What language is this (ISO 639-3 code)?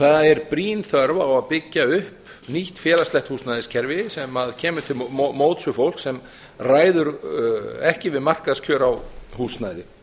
isl